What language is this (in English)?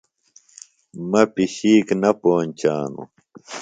Phalura